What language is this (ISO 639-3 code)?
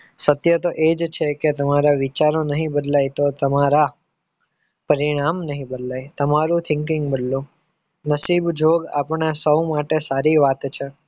guj